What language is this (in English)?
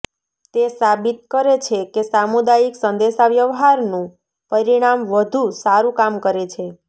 Gujarati